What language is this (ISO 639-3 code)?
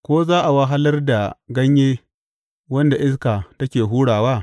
hau